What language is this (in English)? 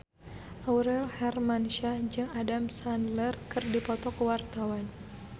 Sundanese